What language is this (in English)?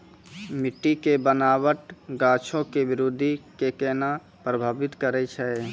Maithili